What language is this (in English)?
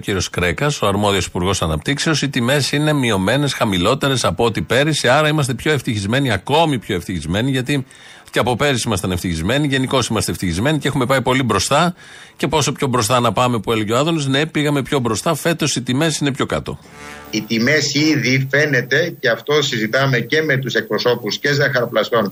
Greek